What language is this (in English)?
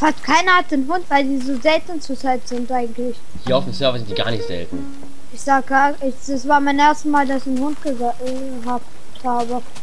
German